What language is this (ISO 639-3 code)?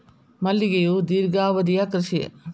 kan